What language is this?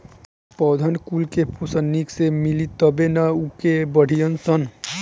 Bhojpuri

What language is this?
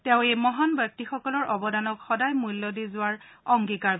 Assamese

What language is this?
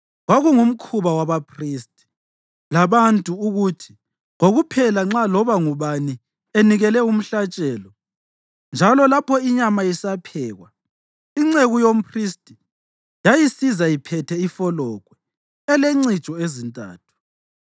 North Ndebele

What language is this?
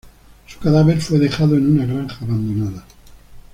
Spanish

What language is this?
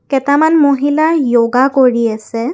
Assamese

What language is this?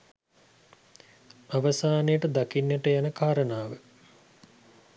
Sinhala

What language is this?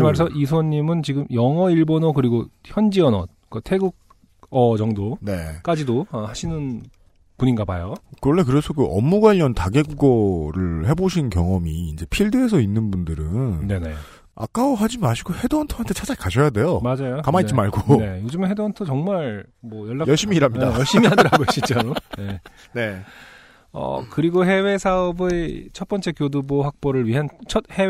Korean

